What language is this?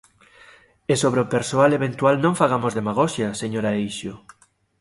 Galician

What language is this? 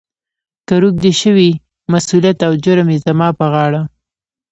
Pashto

